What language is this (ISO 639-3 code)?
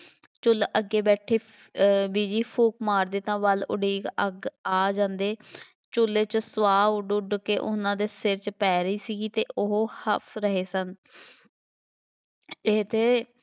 pan